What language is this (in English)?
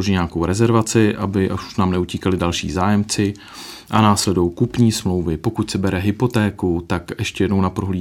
Czech